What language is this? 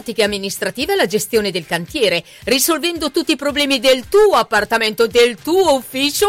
Italian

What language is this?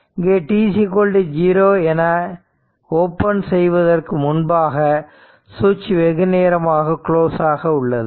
Tamil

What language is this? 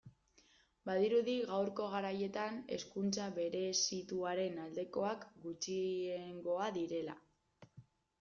Basque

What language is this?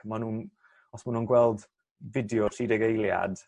Welsh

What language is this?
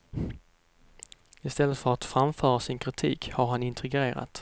Swedish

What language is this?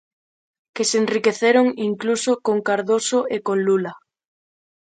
Galician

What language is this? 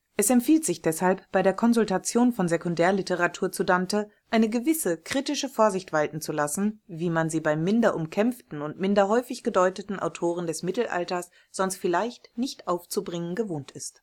German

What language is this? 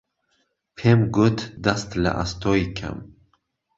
Central Kurdish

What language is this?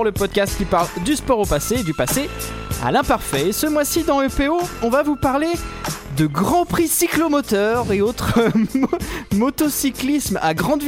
French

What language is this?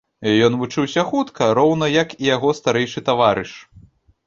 Belarusian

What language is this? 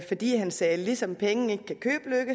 Danish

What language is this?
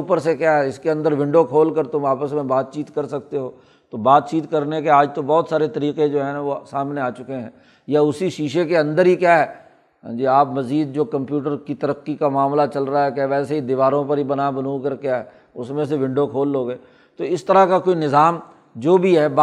Urdu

